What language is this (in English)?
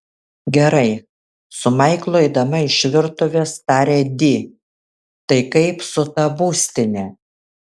Lithuanian